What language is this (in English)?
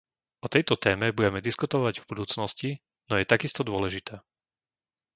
Slovak